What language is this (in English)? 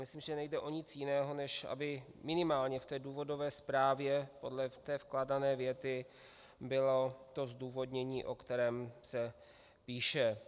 Czech